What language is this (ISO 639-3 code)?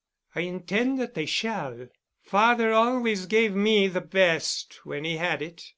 eng